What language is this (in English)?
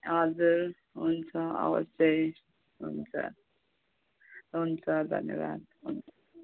Nepali